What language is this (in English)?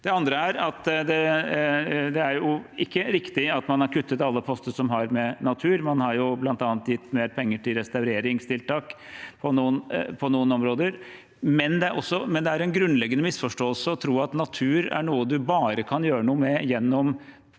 Norwegian